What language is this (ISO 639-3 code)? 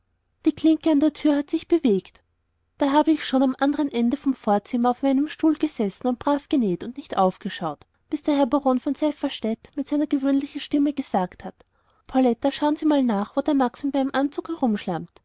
deu